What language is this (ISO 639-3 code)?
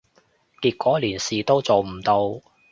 yue